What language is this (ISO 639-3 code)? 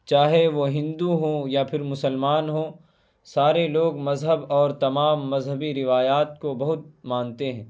urd